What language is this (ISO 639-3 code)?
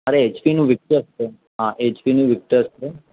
guj